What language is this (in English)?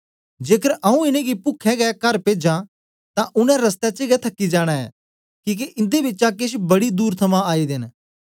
Dogri